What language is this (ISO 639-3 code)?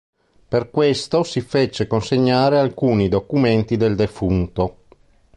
ita